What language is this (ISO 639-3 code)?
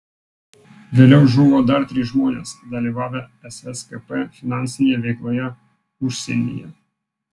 lit